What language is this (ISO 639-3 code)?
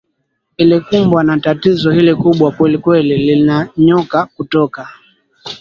swa